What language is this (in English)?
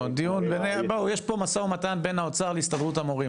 Hebrew